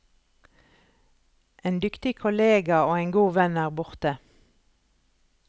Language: Norwegian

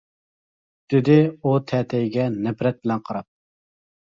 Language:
Uyghur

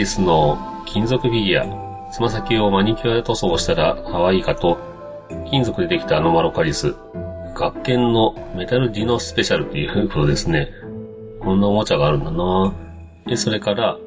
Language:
Japanese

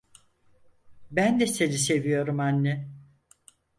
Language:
Turkish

